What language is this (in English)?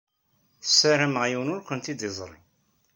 Kabyle